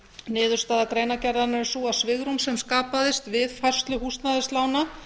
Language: Icelandic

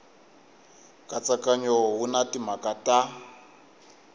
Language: Tsonga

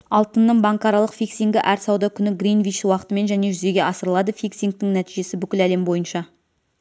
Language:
Kazakh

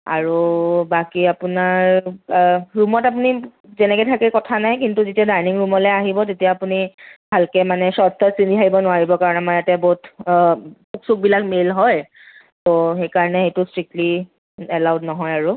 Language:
Assamese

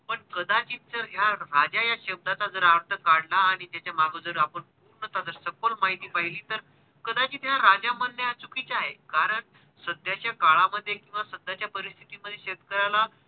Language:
Marathi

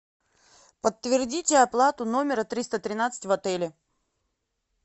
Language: Russian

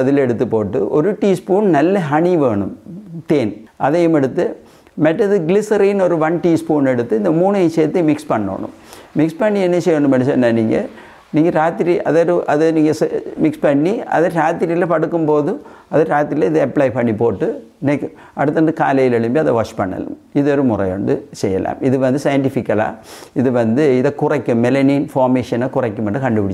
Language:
Tamil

